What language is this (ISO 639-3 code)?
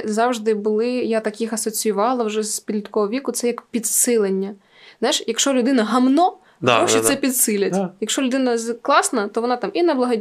ukr